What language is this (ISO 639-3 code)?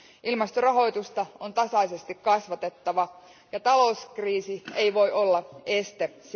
fin